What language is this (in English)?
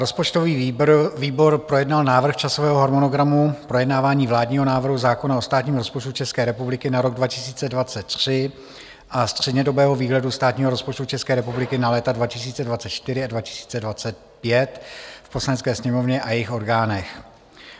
Czech